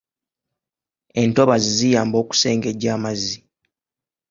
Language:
Ganda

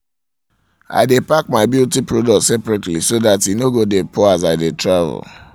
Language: Nigerian Pidgin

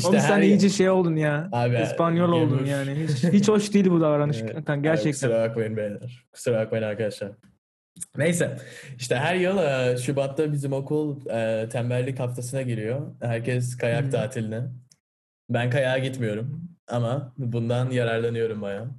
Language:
Turkish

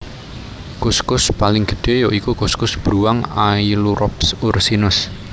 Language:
Javanese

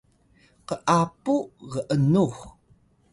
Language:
Atayal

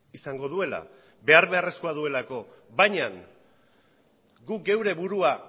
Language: Basque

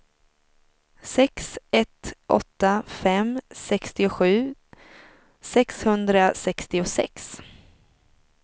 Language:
Swedish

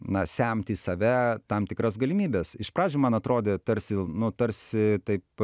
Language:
Lithuanian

